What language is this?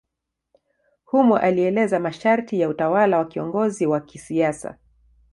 Swahili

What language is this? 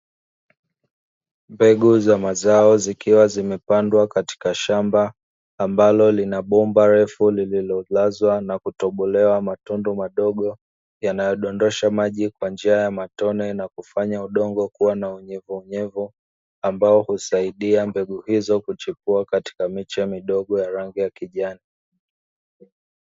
Swahili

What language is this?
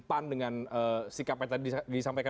Indonesian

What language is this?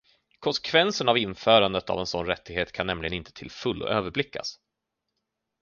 Swedish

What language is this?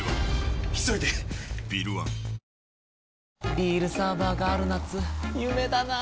Japanese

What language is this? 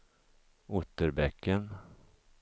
Swedish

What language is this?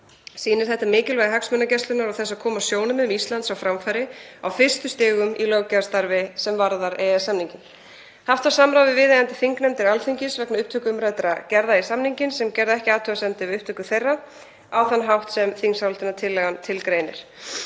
Icelandic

